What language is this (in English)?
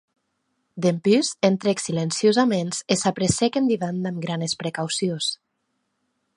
Occitan